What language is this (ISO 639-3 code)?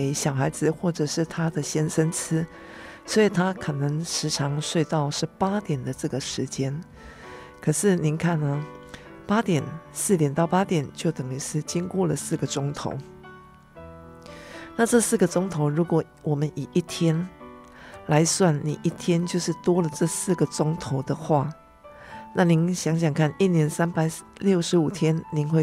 zho